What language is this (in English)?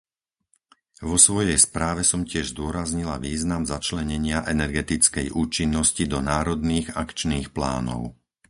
Slovak